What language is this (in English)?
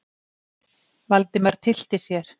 Icelandic